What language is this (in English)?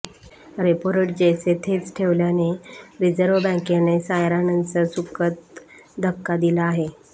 Marathi